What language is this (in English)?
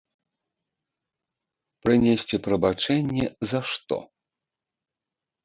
Belarusian